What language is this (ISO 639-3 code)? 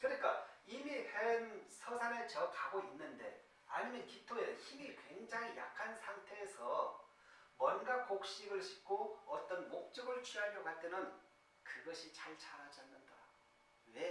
kor